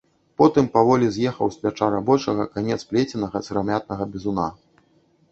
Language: Belarusian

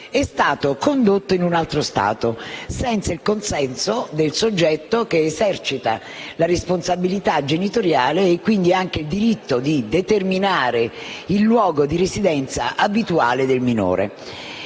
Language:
Italian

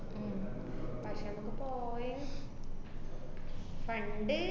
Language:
Malayalam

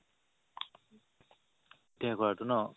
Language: Assamese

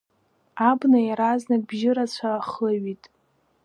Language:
Abkhazian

